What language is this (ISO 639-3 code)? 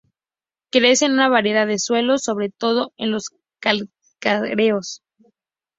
spa